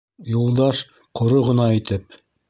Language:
Bashkir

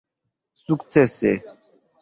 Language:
Esperanto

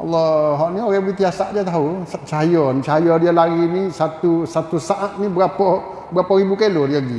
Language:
Malay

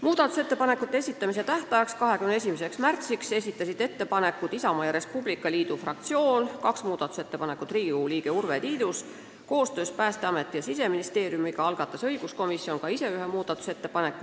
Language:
Estonian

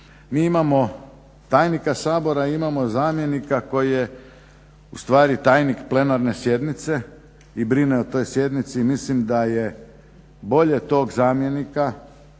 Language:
Croatian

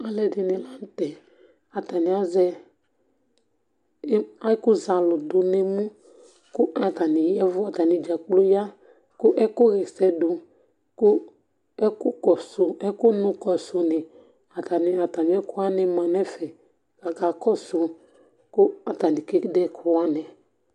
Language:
Ikposo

